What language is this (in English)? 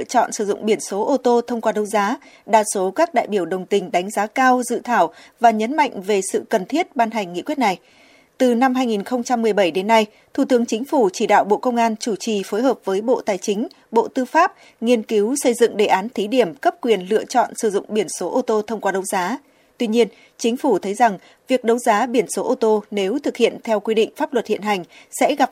Vietnamese